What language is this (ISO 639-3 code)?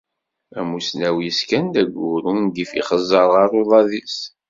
kab